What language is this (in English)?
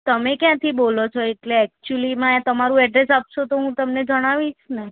Gujarati